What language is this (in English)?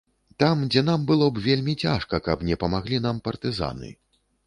Belarusian